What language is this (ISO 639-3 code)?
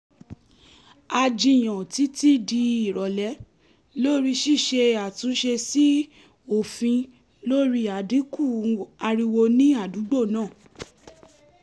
yor